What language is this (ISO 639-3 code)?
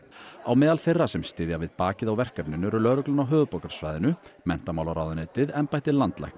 isl